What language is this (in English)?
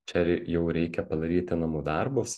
Lithuanian